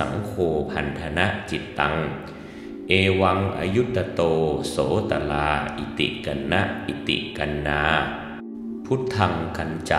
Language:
Thai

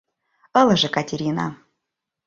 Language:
Mari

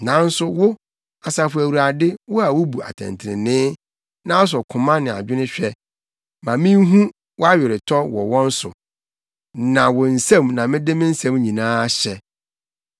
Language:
Akan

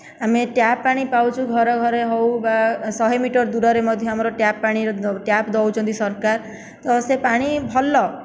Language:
Odia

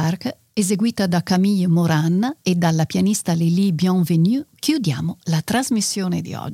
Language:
Italian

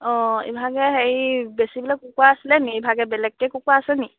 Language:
Assamese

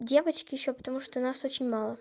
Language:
Russian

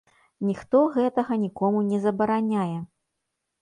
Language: Belarusian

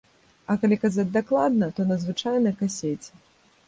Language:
Belarusian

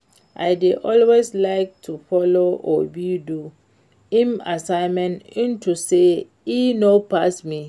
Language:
Nigerian Pidgin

